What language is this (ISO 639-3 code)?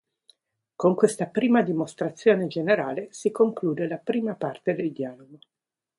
ita